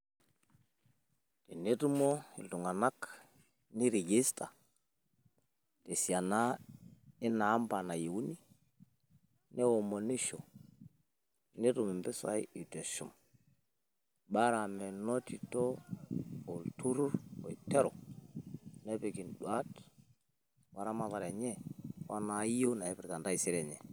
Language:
Masai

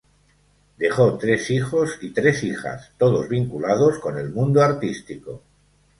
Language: Spanish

